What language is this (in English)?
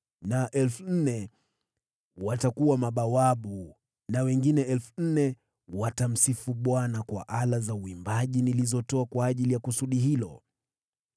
Swahili